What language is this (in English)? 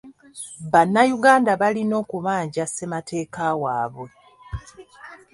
Ganda